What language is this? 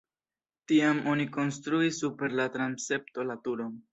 Esperanto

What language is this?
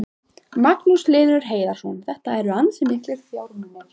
Icelandic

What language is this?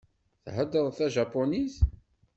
Kabyle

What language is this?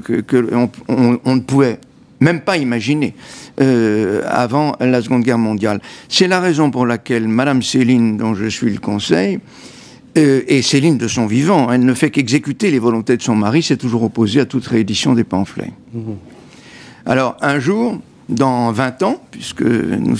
French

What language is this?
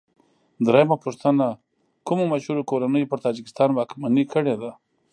Pashto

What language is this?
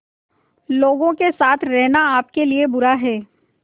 Hindi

